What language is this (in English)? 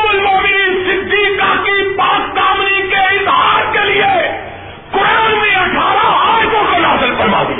Urdu